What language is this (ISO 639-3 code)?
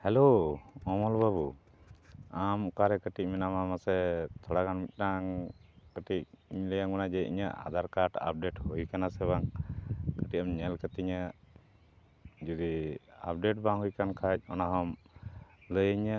sat